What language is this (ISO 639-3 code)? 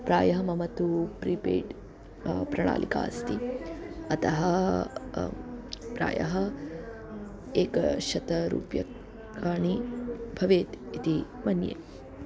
san